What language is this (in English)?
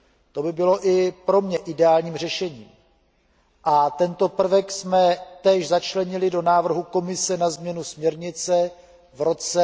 Czech